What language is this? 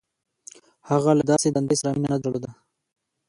Pashto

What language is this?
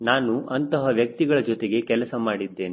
Kannada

